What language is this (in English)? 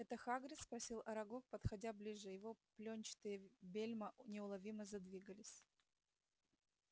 Russian